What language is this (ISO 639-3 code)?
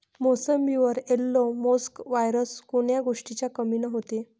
mar